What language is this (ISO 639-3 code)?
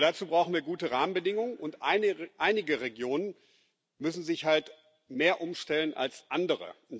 deu